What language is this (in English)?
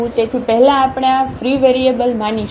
Gujarati